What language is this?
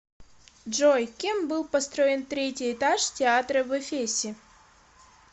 Russian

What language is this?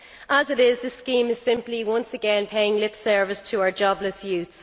English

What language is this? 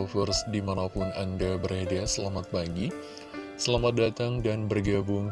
Indonesian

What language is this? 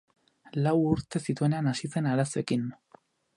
Basque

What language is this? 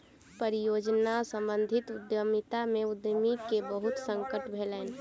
Maithili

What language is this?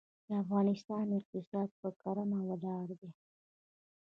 Pashto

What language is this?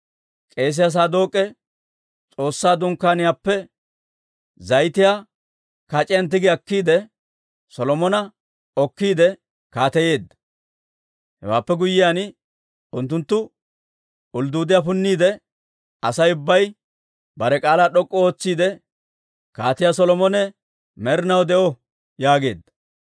Dawro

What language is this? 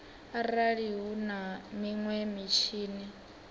Venda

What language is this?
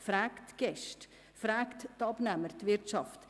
Swiss German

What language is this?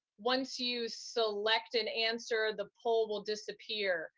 English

